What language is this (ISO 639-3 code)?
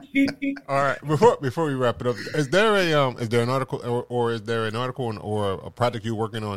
eng